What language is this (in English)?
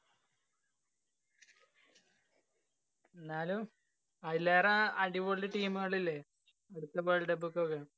Malayalam